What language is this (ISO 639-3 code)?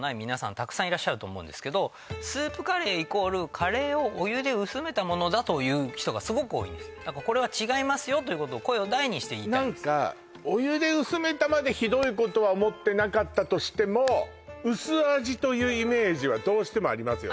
jpn